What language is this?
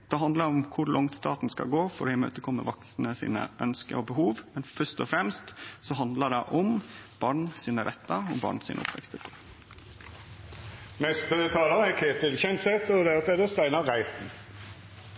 Norwegian Nynorsk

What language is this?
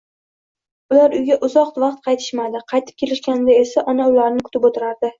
Uzbek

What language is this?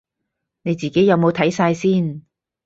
Cantonese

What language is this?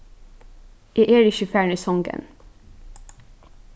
Faroese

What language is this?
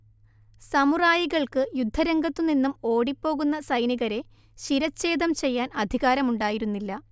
Malayalam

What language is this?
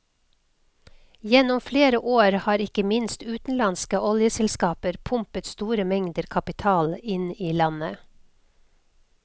Norwegian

